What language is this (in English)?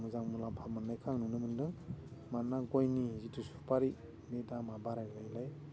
Bodo